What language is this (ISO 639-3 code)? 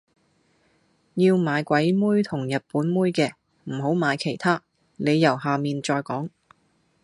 yue